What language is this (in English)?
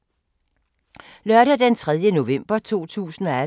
Danish